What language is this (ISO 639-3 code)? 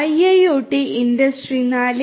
mal